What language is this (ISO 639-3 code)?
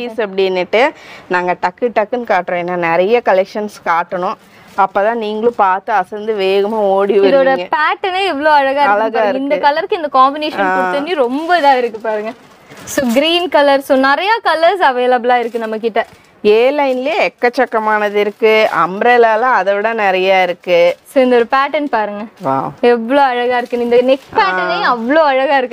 tam